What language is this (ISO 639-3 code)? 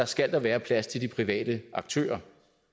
dan